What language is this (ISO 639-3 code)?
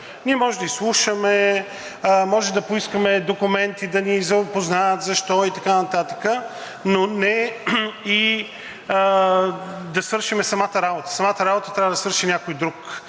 bul